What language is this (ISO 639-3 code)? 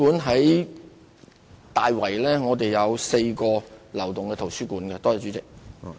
yue